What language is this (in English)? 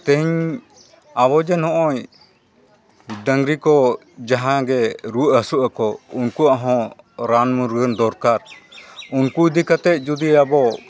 Santali